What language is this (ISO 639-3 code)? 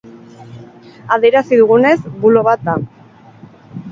eus